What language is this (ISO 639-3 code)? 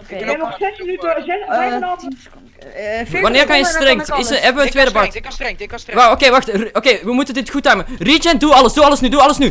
nld